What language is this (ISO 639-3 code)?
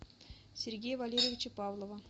rus